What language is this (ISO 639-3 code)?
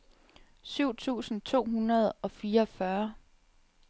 dan